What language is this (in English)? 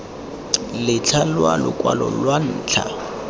Tswana